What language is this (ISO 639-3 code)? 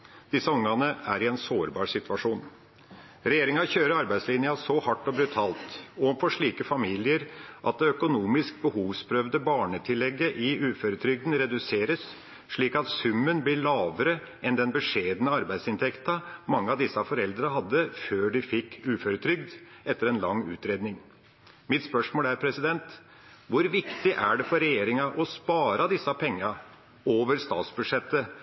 nob